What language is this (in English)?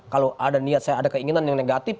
Indonesian